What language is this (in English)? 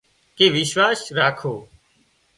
Wadiyara Koli